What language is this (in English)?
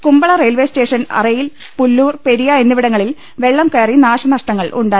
Malayalam